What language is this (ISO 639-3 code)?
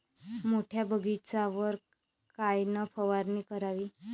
mar